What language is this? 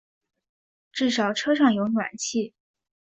Chinese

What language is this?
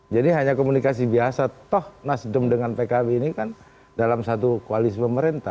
Indonesian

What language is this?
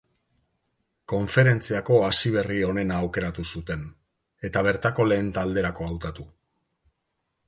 Basque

